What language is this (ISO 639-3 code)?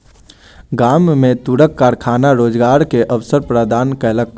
mai